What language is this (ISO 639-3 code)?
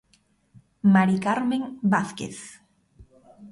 glg